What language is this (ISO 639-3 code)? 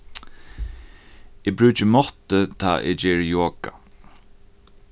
fao